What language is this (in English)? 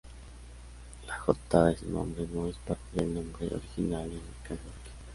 Spanish